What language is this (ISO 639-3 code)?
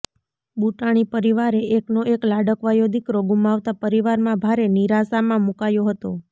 guj